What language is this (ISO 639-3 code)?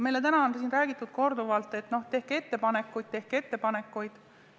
est